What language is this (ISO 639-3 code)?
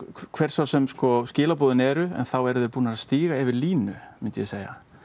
isl